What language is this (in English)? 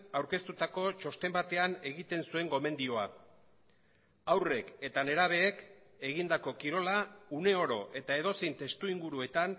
Basque